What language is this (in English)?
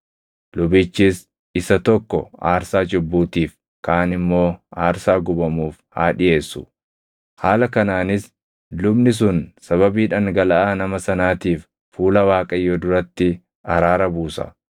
Oromo